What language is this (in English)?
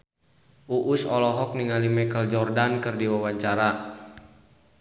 Sundanese